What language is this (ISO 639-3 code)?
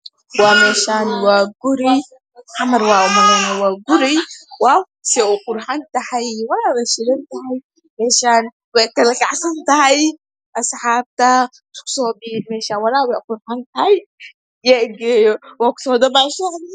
som